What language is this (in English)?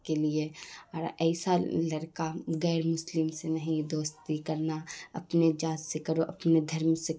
Urdu